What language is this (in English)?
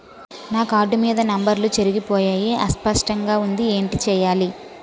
Telugu